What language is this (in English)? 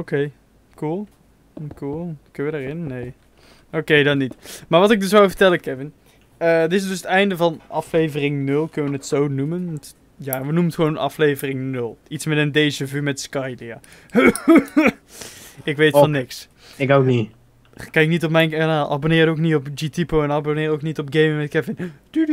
Dutch